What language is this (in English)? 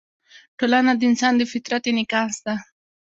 Pashto